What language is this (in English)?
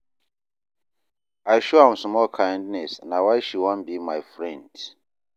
Nigerian Pidgin